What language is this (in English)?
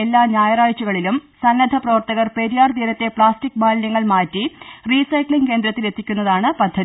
Malayalam